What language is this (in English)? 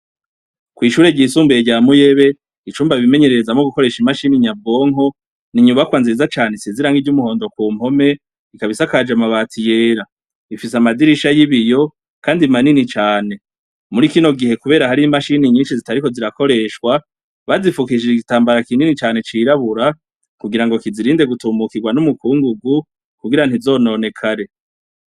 Rundi